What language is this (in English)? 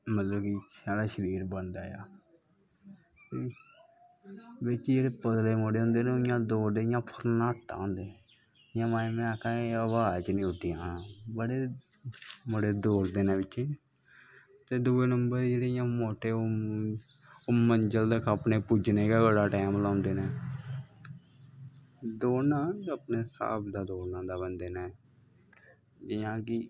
Dogri